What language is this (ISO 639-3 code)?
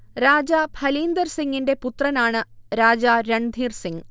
mal